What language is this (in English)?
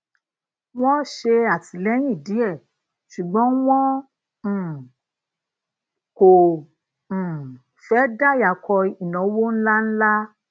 Yoruba